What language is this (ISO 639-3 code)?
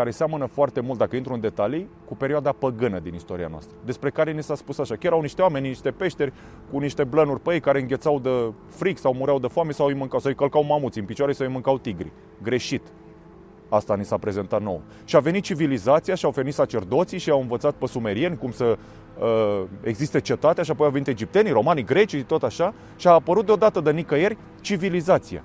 ron